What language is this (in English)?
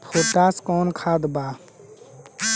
Bhojpuri